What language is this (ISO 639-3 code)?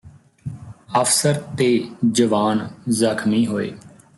pan